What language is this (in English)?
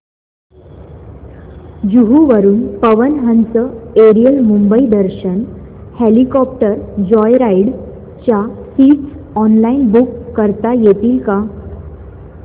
Marathi